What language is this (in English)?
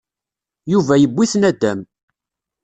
Kabyle